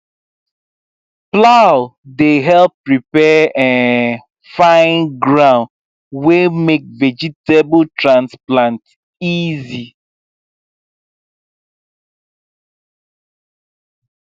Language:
Nigerian Pidgin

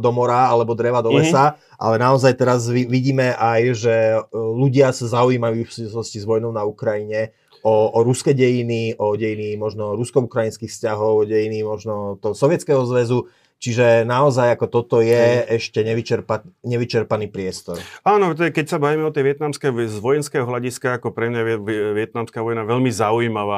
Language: Slovak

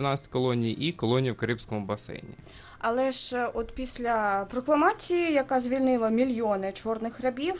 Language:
Ukrainian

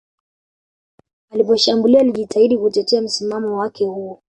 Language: Swahili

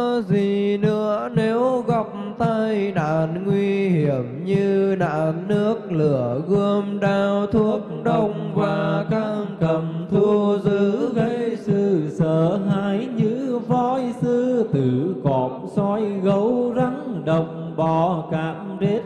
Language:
Vietnamese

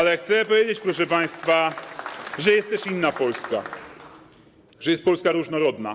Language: Polish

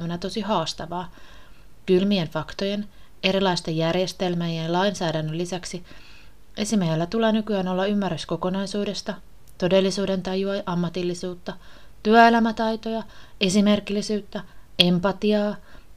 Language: Finnish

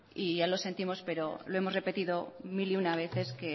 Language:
Spanish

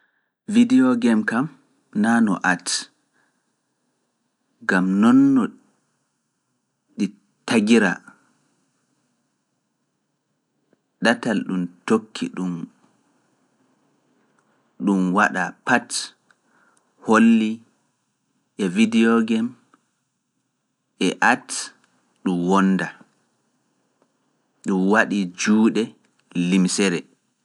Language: Fula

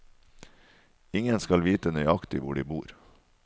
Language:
Norwegian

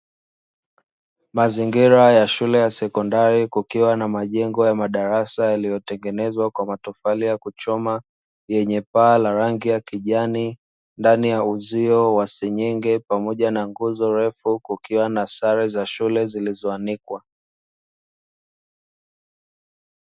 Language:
Swahili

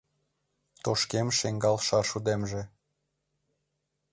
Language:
Mari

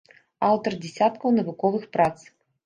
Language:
Belarusian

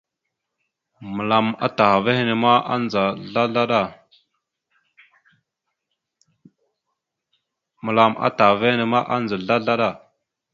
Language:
Mada (Cameroon)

